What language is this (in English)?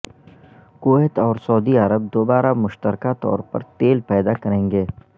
Urdu